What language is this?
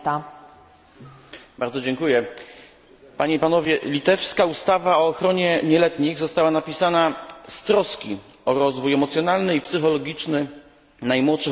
Polish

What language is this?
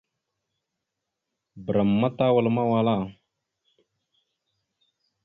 Mada (Cameroon)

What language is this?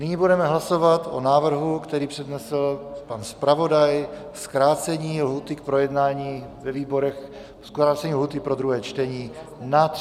Czech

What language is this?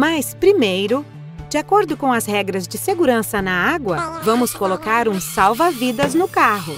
Portuguese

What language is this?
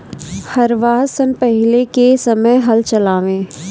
Bhojpuri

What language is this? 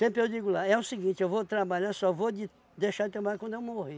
Portuguese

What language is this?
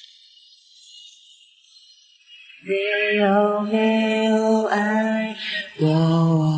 Chinese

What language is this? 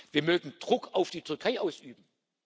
German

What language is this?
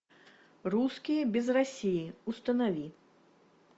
Russian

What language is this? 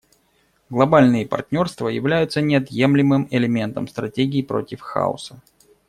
Russian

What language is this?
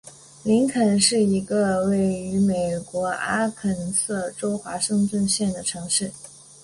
Chinese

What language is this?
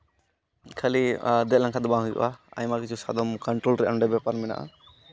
Santali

